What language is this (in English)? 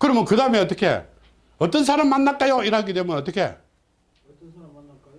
Korean